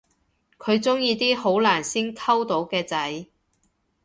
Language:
Cantonese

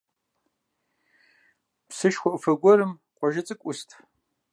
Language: Kabardian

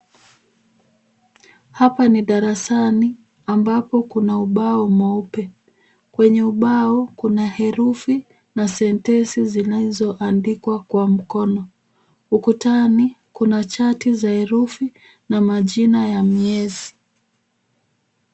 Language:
Swahili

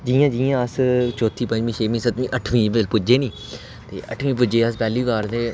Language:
Dogri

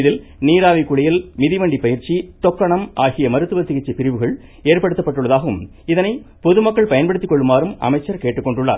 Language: Tamil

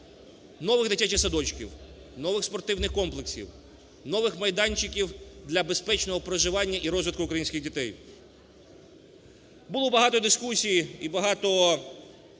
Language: Ukrainian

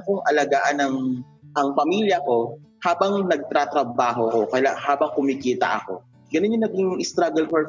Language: Filipino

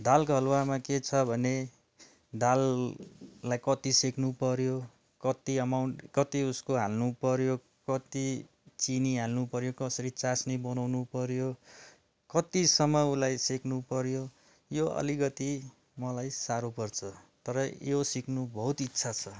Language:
Nepali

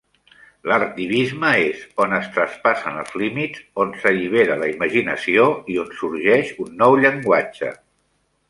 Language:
Catalan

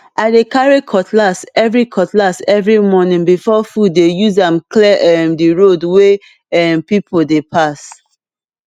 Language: Nigerian Pidgin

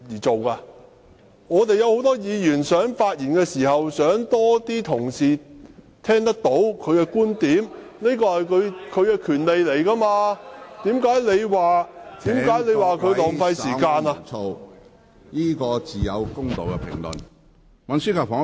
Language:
Cantonese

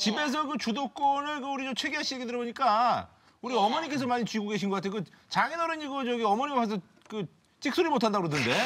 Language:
Korean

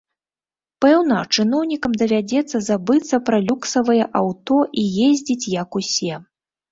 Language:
Belarusian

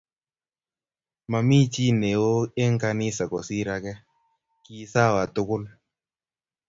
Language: Kalenjin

